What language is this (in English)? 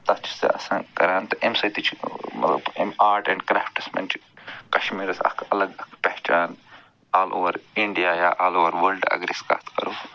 Kashmiri